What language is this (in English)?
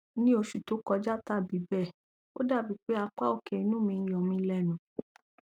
Yoruba